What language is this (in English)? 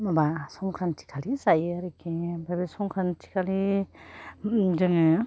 Bodo